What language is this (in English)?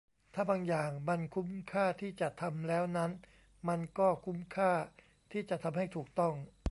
Thai